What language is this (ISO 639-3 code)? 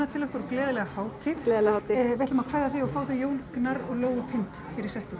isl